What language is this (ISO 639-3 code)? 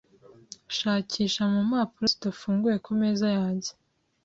kin